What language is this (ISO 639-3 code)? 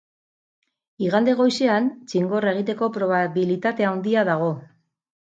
eus